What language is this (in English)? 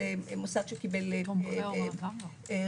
Hebrew